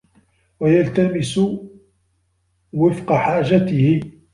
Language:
Arabic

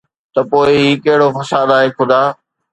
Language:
Sindhi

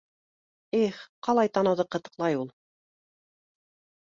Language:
Bashkir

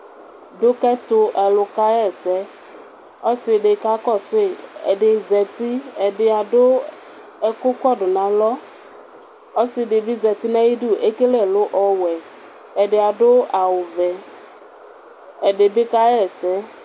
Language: Ikposo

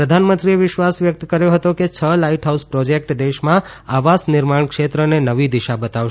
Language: Gujarati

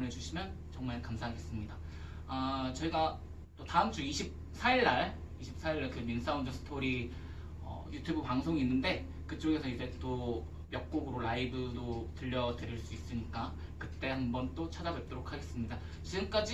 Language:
Korean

